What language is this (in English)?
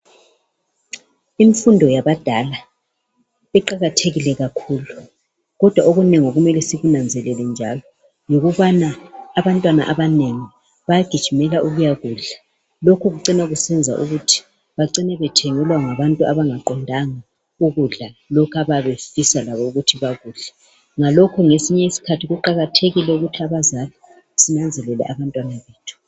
North Ndebele